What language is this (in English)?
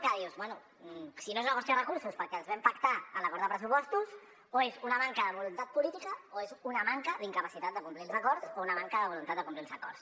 Catalan